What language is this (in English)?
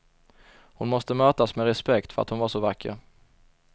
Swedish